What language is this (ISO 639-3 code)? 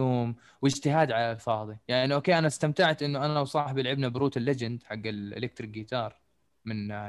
ara